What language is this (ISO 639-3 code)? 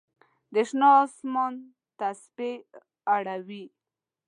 pus